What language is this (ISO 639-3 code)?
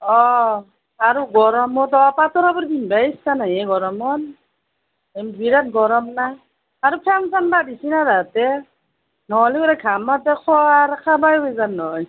asm